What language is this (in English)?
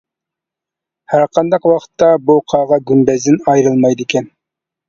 Uyghur